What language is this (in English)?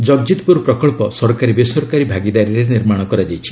Odia